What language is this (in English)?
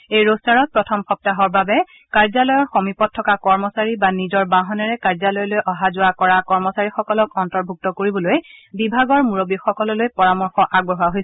Assamese